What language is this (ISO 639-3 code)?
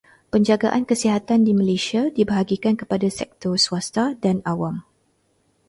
msa